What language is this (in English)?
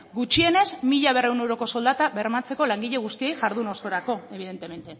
Basque